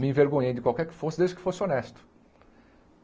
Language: Portuguese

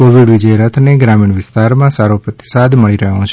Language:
Gujarati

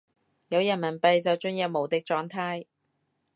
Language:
Cantonese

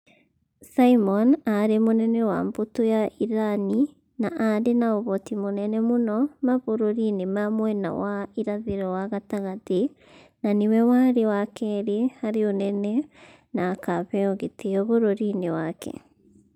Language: Kikuyu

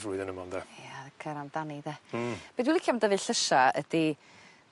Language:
Welsh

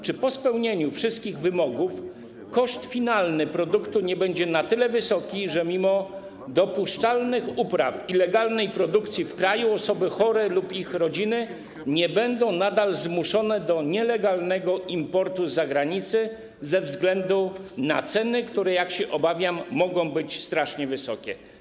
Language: Polish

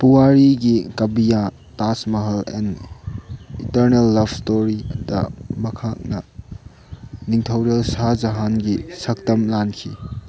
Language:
Manipuri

